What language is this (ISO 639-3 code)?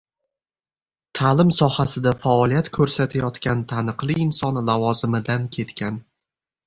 uzb